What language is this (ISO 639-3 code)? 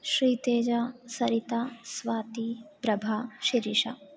san